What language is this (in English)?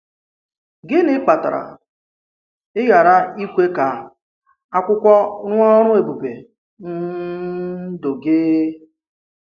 Igbo